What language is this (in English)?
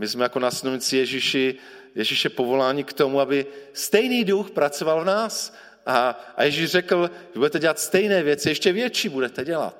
Czech